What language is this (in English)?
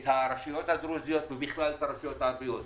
Hebrew